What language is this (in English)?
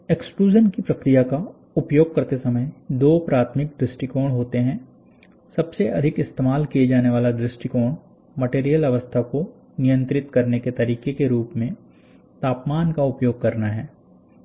Hindi